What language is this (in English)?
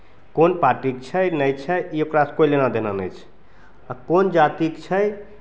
Maithili